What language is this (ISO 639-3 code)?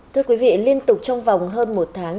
vie